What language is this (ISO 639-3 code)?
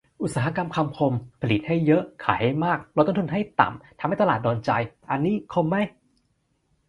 tha